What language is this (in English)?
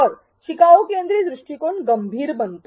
Marathi